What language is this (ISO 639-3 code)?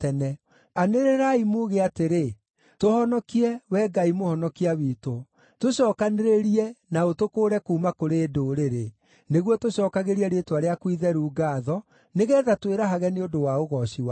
kik